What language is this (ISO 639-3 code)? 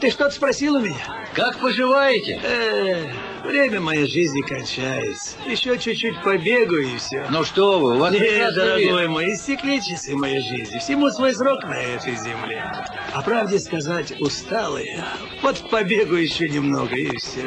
rus